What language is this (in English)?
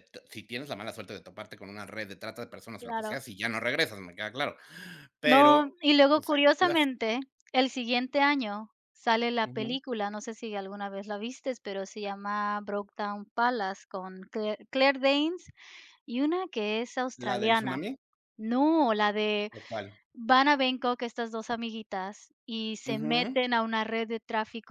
Spanish